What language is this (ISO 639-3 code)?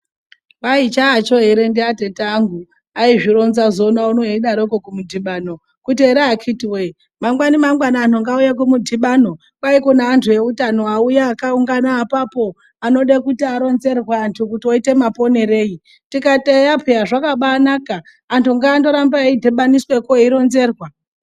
ndc